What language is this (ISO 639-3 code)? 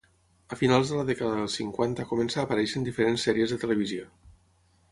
cat